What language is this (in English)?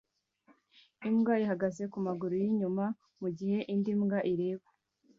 Kinyarwanda